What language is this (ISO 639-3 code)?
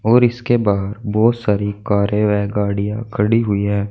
hin